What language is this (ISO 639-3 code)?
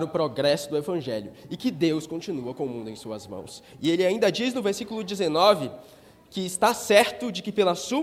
por